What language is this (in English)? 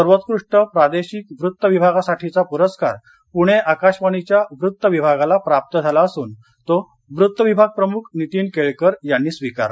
Marathi